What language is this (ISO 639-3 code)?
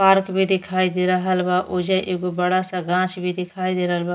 bho